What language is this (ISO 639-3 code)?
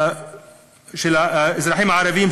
heb